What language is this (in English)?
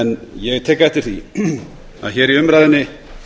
Icelandic